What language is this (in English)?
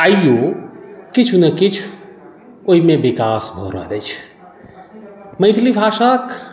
Maithili